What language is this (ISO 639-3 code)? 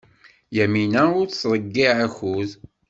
kab